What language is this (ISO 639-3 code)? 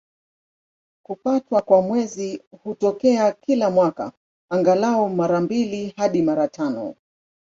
swa